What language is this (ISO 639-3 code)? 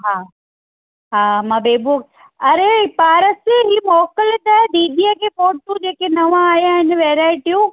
snd